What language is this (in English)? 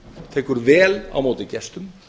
Icelandic